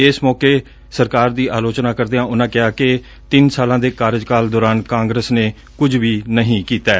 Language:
Punjabi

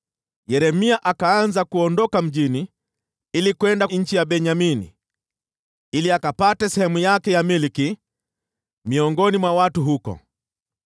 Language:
Swahili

